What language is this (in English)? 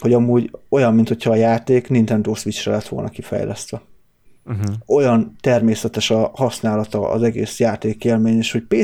Hungarian